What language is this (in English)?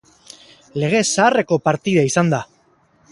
Basque